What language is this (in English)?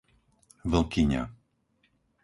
Slovak